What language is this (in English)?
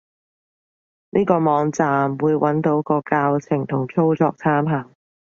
Cantonese